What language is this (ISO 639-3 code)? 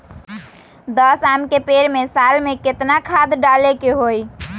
mag